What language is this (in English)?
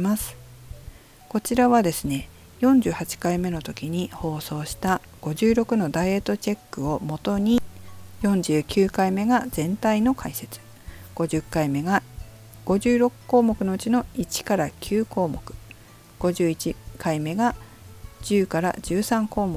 Japanese